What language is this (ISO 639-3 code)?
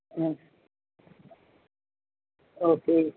guj